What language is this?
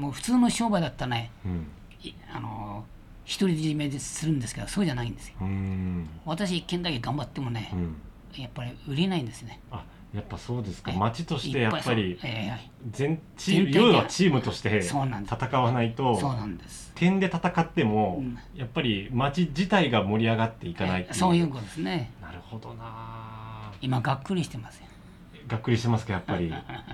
Japanese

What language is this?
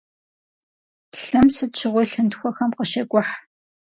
Kabardian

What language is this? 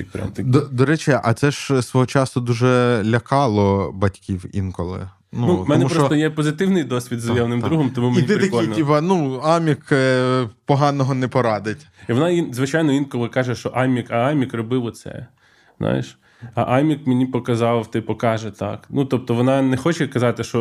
Ukrainian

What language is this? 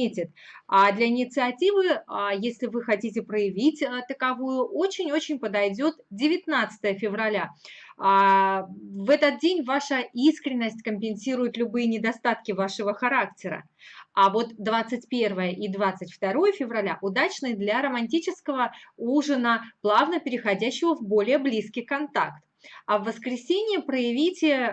Russian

